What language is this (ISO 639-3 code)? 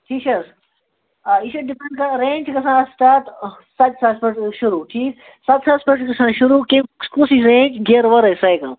kas